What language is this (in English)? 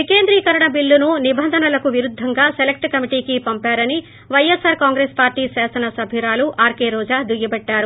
Telugu